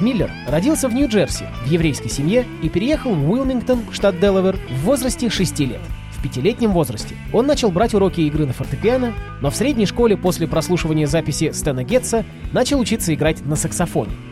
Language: Russian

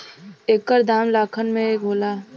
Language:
Bhojpuri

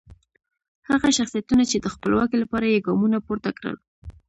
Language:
Pashto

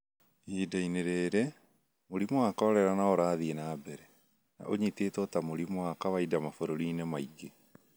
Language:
Kikuyu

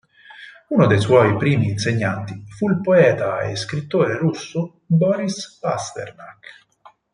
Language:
Italian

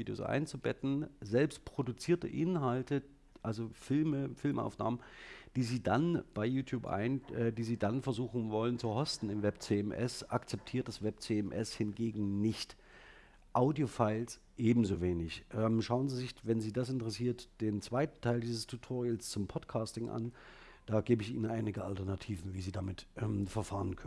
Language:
German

